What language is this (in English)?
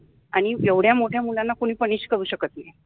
Marathi